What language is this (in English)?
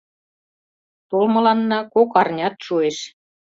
Mari